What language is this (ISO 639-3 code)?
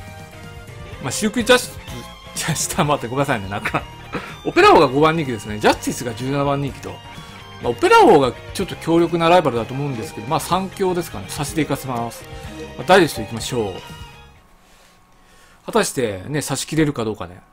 jpn